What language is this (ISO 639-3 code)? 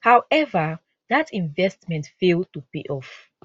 pcm